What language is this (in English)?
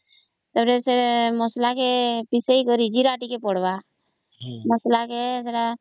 Odia